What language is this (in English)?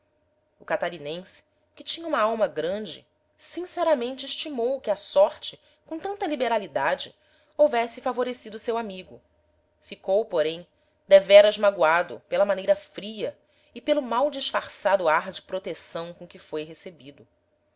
Portuguese